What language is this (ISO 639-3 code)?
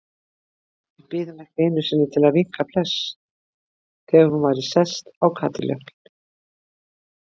isl